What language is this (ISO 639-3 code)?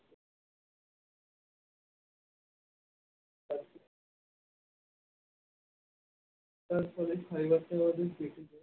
ben